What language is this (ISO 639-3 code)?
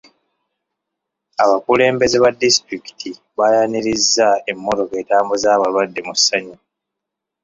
lug